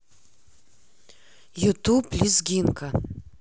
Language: Russian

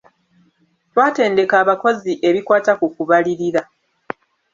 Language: Ganda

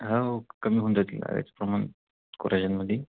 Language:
Marathi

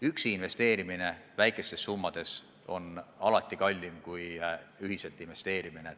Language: Estonian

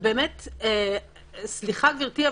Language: Hebrew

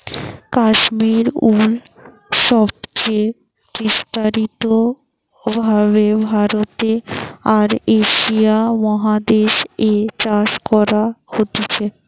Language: Bangla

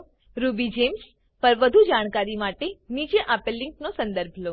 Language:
Gujarati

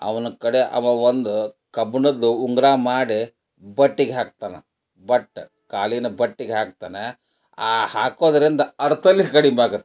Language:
Kannada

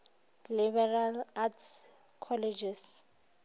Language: Northern Sotho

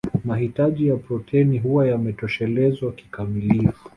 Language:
Swahili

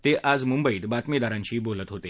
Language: Marathi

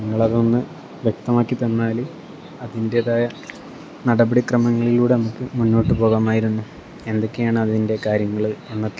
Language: Malayalam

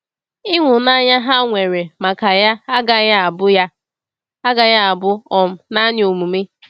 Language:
Igbo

